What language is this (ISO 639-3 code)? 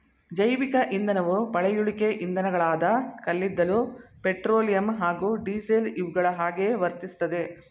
kan